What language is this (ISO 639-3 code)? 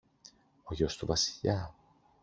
ell